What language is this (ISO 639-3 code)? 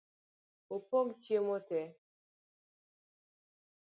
luo